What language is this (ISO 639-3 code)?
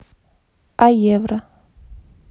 rus